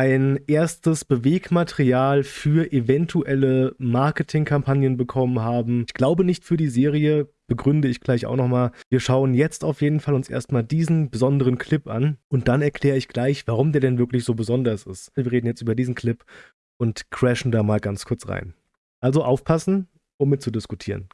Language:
German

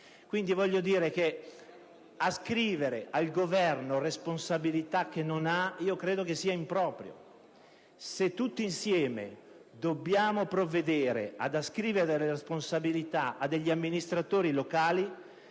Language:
Italian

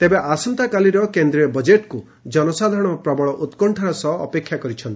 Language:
Odia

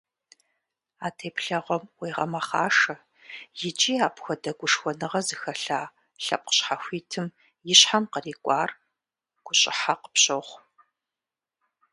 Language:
Kabardian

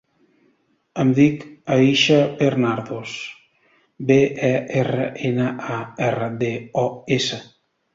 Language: Catalan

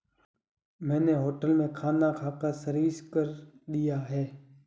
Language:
Hindi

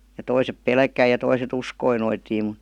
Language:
Finnish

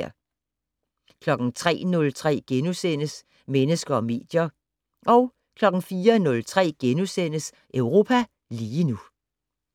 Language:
Danish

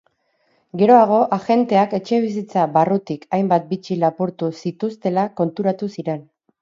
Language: Basque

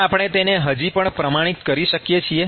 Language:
Gujarati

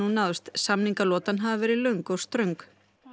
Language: Icelandic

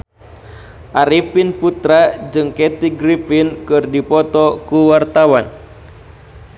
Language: Sundanese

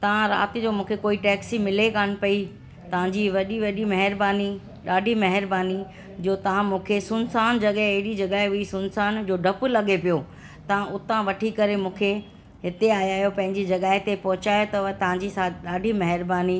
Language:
Sindhi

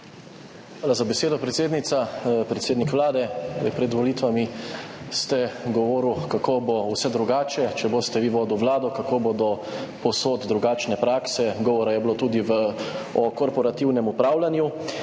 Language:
Slovenian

